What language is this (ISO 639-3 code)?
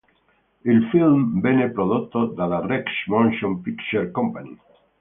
ita